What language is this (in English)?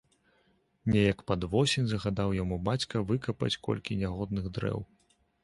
Belarusian